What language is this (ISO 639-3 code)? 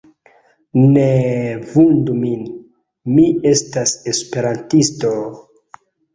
epo